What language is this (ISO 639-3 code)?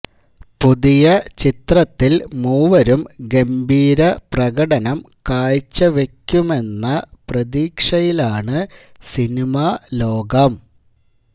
mal